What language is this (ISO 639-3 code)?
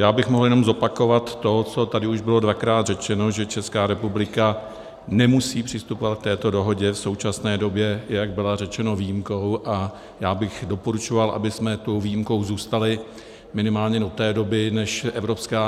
ces